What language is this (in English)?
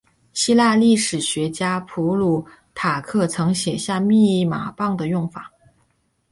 Chinese